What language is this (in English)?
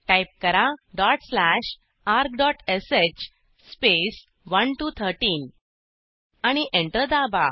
Marathi